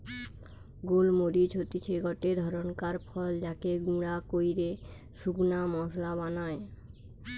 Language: Bangla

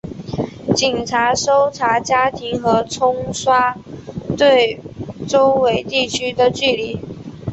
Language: Chinese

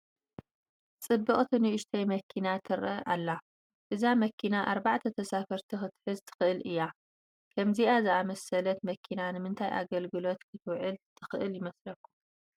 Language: Tigrinya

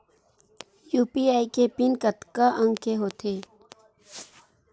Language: Chhattisgarhi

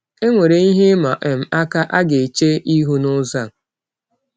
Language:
Igbo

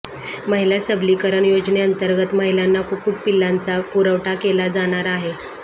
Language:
Marathi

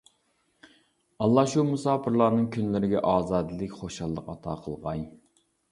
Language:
Uyghur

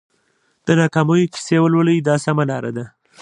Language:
Pashto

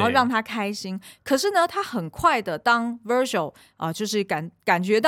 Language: Chinese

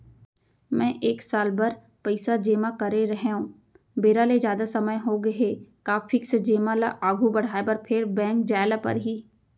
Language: Chhattisgarhi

